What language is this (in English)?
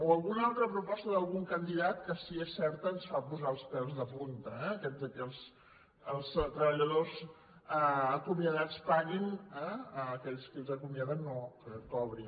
Catalan